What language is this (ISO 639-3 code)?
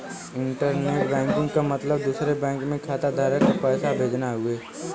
bho